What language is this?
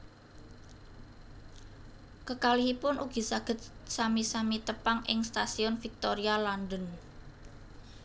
Javanese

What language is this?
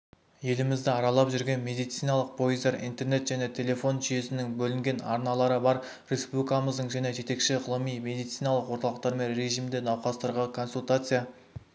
Kazakh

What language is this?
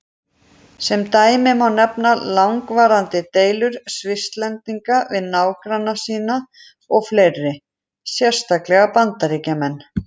Icelandic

